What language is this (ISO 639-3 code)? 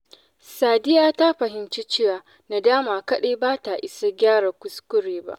hau